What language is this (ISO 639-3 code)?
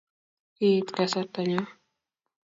kln